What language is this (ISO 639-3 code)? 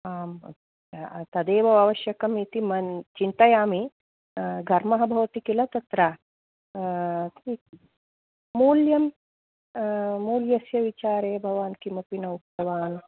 san